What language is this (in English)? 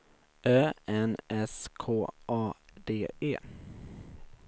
Swedish